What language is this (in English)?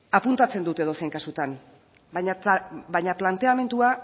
Basque